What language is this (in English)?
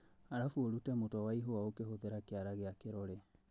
Kikuyu